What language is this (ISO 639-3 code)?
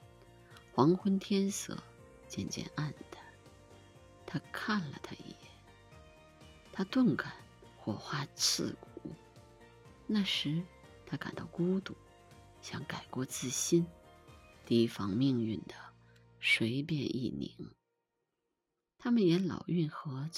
zho